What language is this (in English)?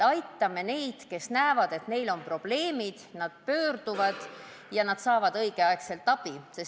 Estonian